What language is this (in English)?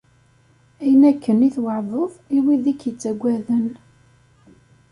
Kabyle